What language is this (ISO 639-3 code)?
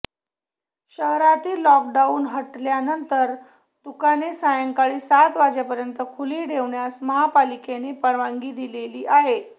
mar